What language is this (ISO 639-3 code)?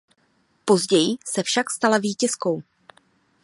ces